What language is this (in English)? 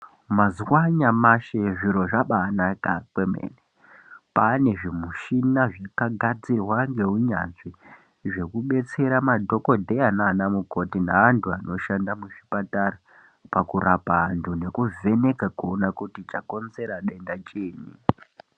Ndau